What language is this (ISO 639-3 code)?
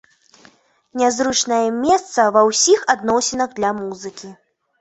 bel